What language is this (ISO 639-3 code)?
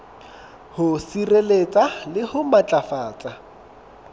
sot